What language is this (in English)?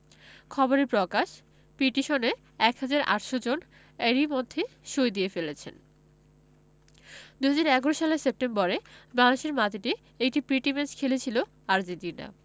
Bangla